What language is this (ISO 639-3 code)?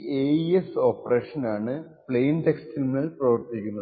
mal